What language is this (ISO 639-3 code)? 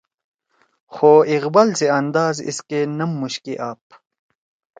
trw